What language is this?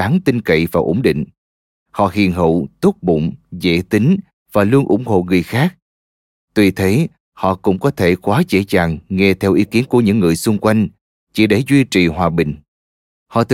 Vietnamese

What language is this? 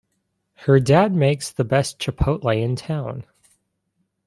English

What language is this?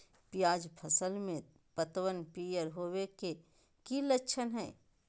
Magahi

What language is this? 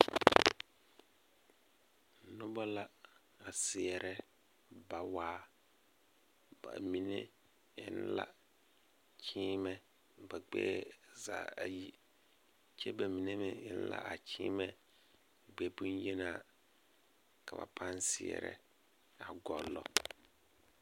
Southern Dagaare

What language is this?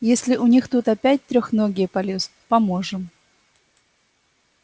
Russian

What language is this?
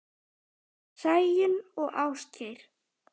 Icelandic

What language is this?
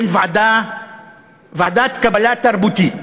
Hebrew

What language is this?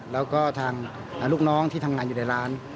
Thai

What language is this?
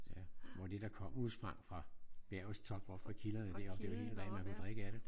Danish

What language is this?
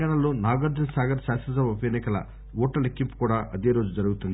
Telugu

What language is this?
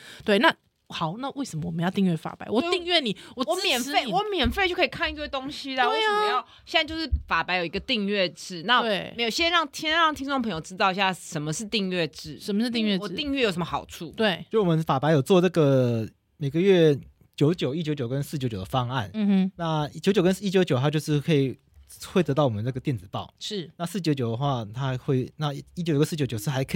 Chinese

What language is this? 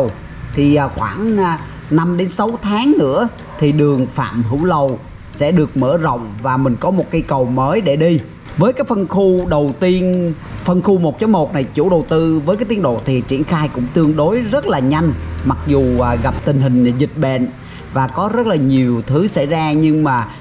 Vietnamese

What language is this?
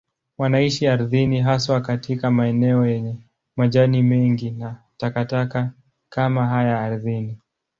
Swahili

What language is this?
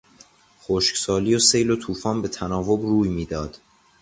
Persian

